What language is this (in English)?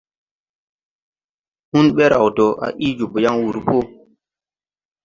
Tupuri